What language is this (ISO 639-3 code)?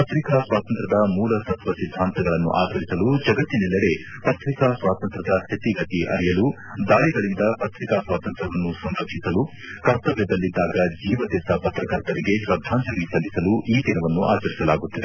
kan